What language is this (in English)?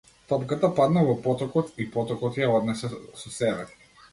Macedonian